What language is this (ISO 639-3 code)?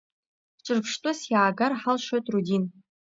abk